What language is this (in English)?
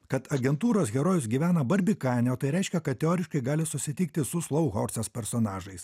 Lithuanian